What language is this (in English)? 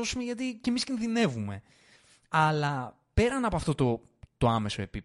Greek